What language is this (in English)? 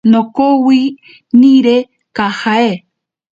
Ashéninka Perené